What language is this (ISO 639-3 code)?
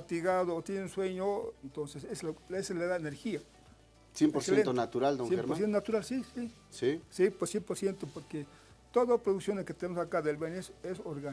spa